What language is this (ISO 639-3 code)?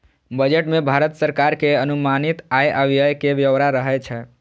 mai